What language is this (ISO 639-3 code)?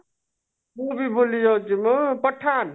ori